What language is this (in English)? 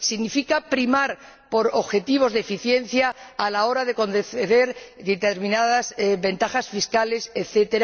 Spanish